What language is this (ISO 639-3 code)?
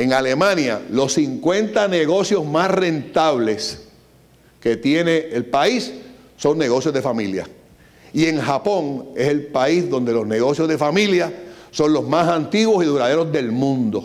spa